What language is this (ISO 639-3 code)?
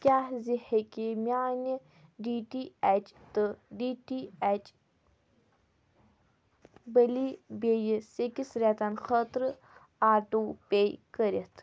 kas